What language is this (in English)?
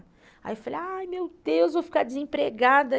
Portuguese